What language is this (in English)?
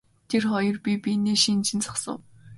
Mongolian